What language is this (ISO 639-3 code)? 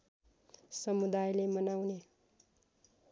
nep